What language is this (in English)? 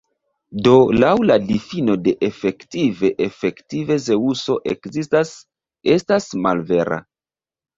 Esperanto